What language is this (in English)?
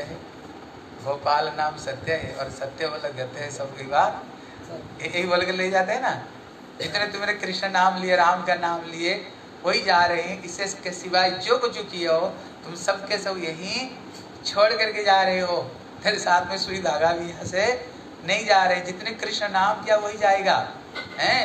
Hindi